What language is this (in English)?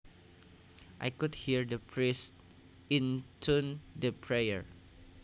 Javanese